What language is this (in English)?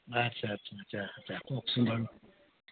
Assamese